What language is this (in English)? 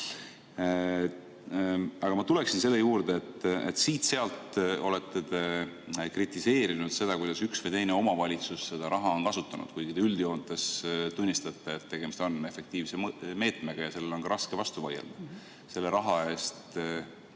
Estonian